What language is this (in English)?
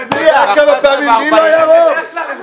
Hebrew